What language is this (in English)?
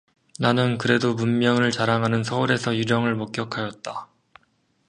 Korean